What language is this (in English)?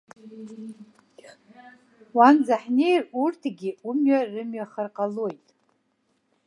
Abkhazian